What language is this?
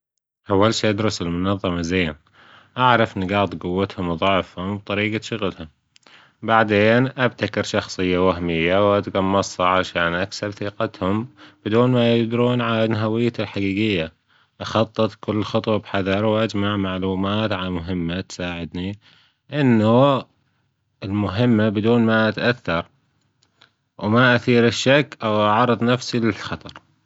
Gulf Arabic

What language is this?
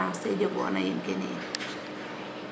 Serer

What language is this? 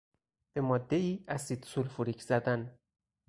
Persian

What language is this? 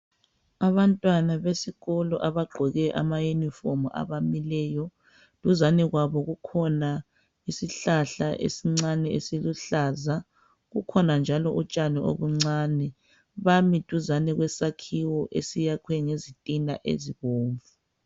North Ndebele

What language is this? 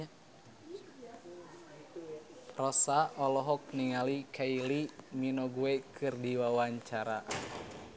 Sundanese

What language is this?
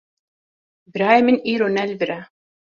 Kurdish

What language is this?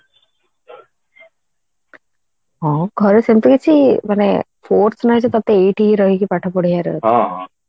Odia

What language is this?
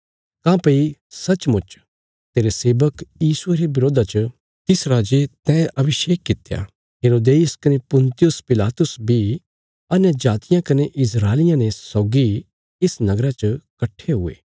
Bilaspuri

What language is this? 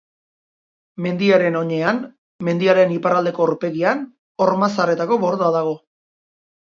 Basque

